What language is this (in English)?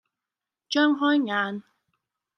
Cantonese